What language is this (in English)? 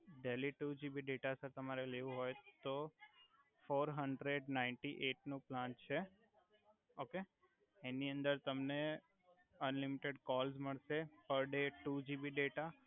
Gujarati